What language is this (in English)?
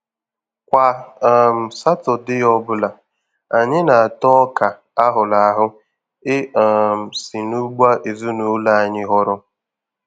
Igbo